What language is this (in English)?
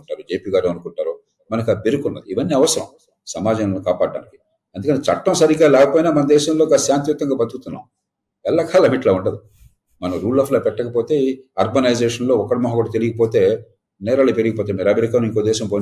Telugu